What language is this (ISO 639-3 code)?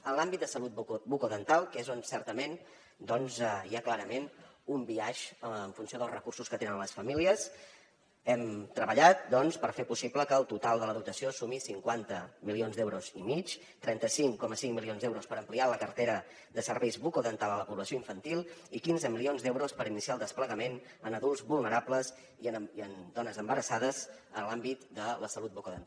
cat